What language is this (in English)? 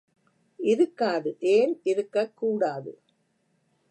Tamil